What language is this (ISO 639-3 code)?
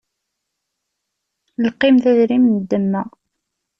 kab